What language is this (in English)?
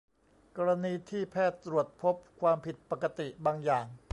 Thai